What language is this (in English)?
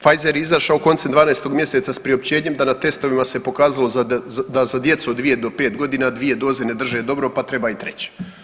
Croatian